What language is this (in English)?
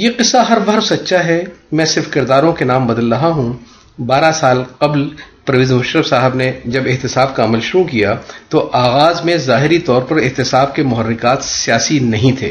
Urdu